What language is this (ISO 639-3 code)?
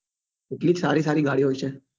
guj